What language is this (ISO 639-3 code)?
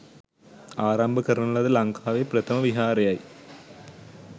sin